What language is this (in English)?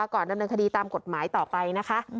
Thai